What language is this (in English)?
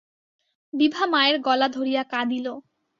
Bangla